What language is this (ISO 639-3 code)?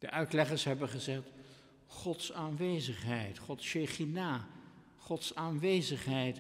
nld